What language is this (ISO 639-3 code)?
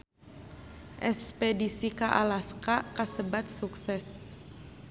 sun